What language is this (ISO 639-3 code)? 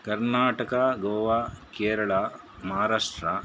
kan